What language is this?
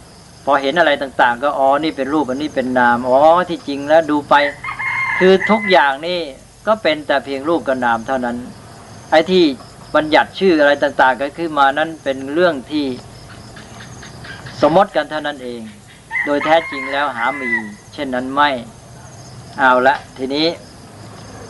Thai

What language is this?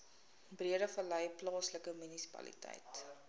Afrikaans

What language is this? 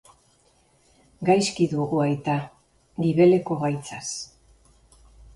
Basque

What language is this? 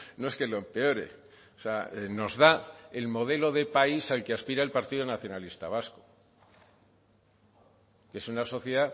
Spanish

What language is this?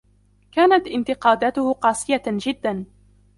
Arabic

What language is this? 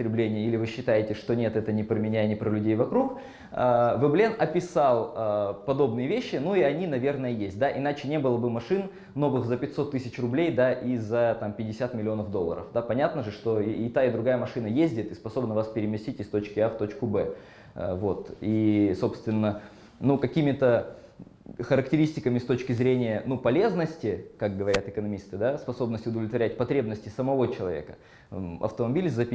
Russian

